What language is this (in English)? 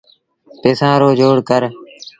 Sindhi Bhil